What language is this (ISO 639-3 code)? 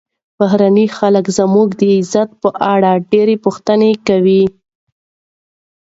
pus